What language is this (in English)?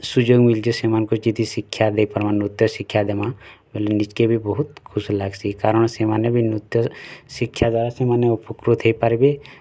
Odia